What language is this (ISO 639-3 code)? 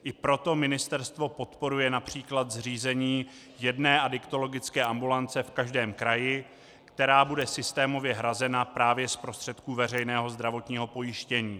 ces